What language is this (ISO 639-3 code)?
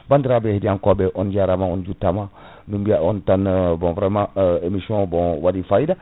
ful